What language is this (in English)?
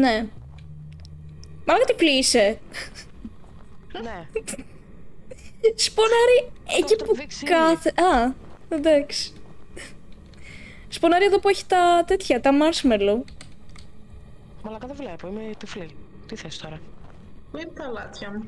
Greek